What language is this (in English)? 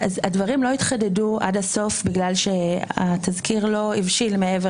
Hebrew